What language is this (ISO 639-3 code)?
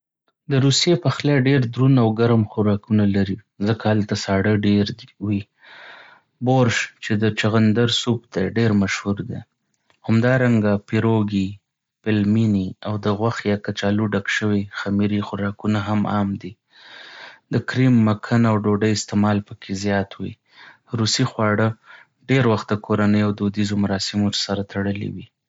pus